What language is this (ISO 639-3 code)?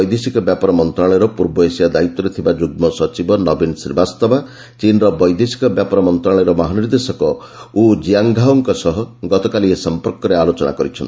ori